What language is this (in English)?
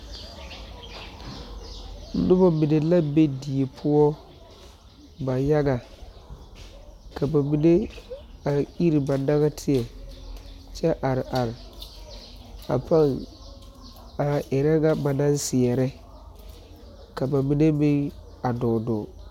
Southern Dagaare